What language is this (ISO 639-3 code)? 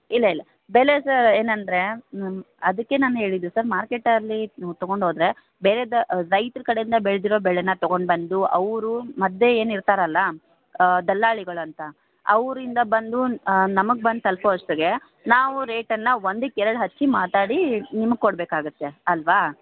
kan